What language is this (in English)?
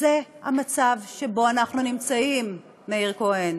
Hebrew